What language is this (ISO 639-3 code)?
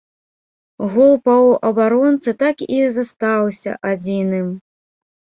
bel